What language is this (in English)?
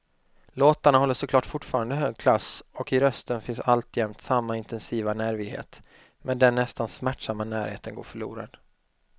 Swedish